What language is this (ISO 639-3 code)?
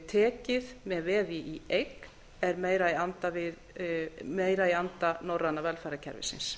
isl